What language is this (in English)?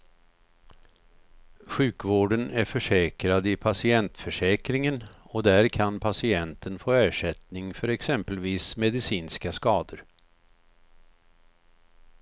Swedish